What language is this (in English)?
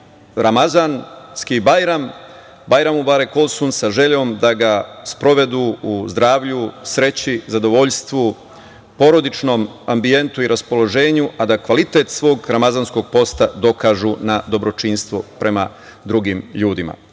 Serbian